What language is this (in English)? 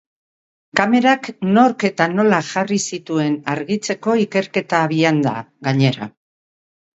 Basque